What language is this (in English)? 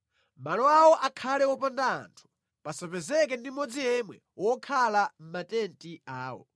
Nyanja